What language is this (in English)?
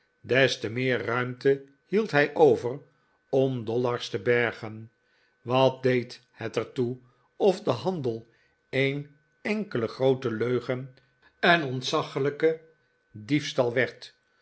Dutch